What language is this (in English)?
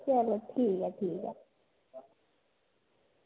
Dogri